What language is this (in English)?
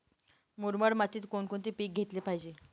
Marathi